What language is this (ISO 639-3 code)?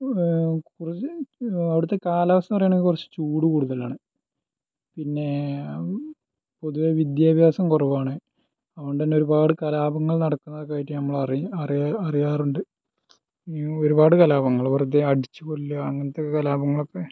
mal